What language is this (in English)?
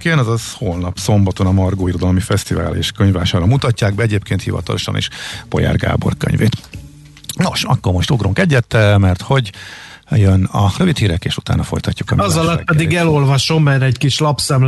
Hungarian